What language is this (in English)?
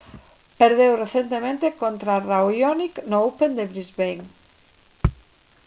Galician